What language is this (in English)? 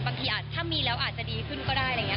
Thai